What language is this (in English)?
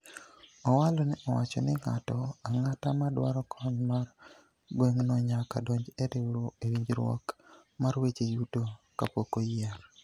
Luo (Kenya and Tanzania)